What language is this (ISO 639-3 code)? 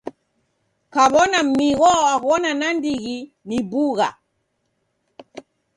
dav